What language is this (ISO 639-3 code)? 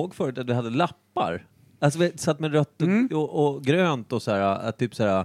swe